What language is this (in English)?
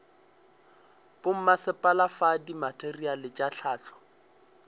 Northern Sotho